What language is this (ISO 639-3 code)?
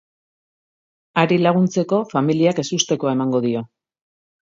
eus